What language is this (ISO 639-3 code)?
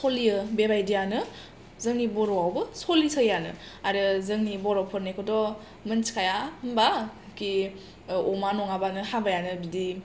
brx